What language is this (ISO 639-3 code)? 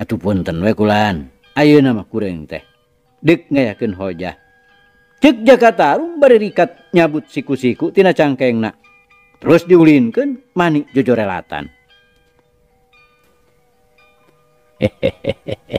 ind